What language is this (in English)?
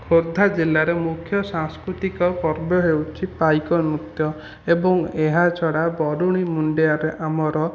Odia